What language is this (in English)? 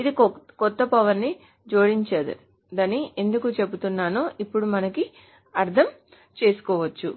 Telugu